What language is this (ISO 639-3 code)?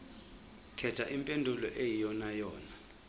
zul